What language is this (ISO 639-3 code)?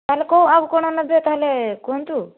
ori